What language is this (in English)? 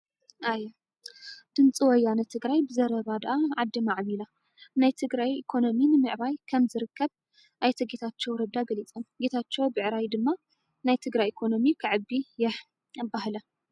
Tigrinya